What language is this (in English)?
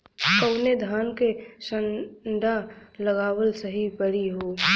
Bhojpuri